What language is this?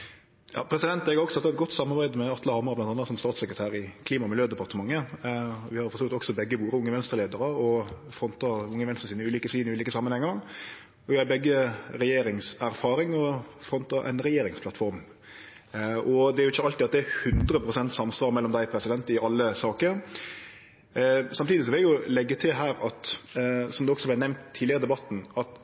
Norwegian Nynorsk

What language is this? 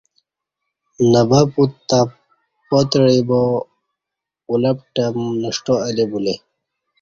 Kati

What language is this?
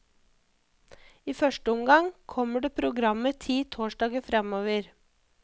Norwegian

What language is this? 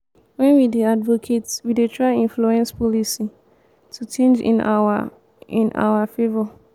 Nigerian Pidgin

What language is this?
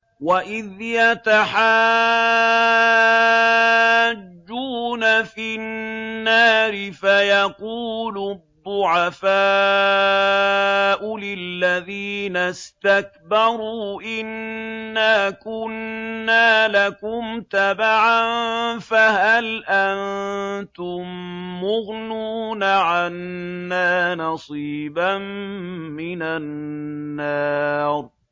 Arabic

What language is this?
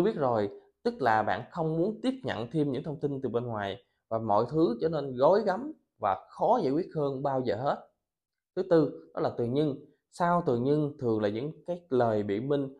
Vietnamese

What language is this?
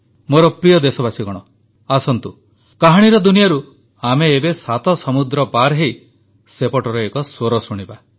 Odia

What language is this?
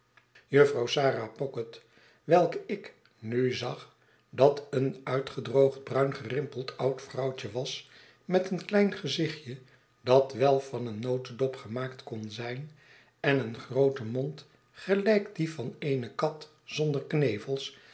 Dutch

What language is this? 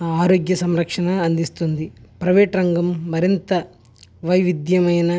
Telugu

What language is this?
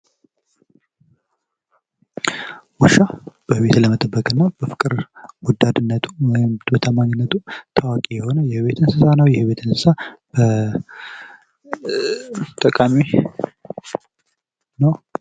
Amharic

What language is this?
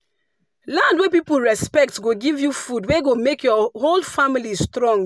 Nigerian Pidgin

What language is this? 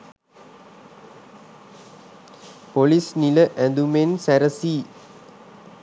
Sinhala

